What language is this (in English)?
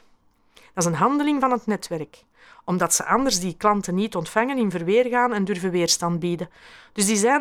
Dutch